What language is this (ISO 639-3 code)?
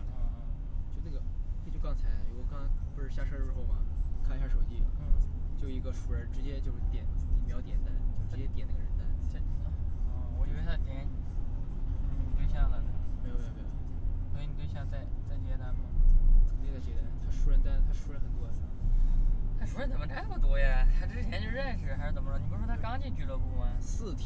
zho